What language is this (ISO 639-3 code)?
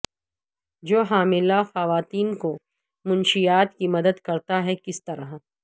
urd